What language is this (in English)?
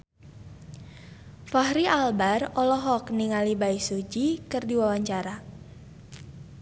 Sundanese